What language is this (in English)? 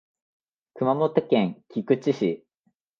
Japanese